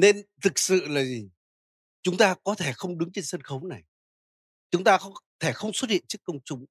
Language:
Vietnamese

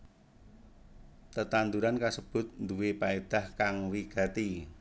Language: Javanese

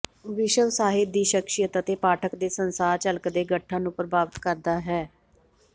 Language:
Punjabi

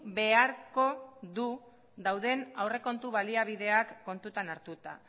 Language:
Basque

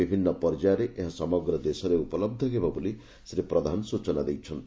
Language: Odia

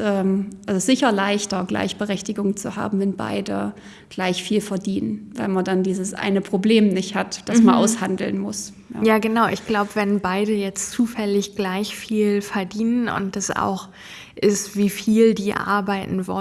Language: German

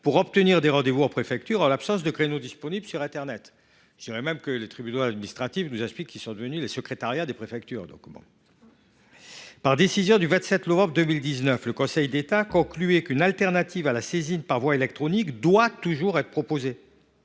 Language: French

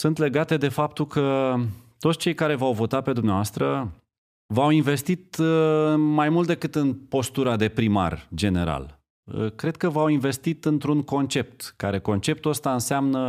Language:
Romanian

